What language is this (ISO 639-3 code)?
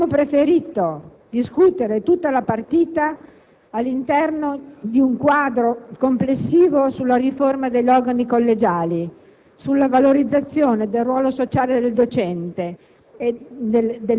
ita